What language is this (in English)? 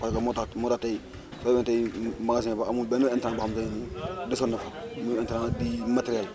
Wolof